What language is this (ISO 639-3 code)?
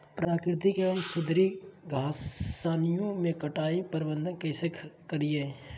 mag